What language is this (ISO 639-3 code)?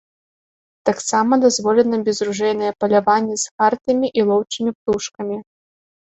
bel